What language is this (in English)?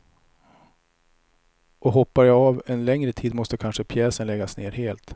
Swedish